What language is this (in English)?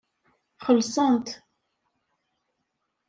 Kabyle